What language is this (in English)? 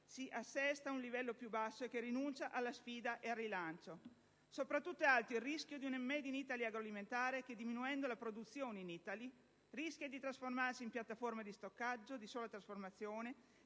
Italian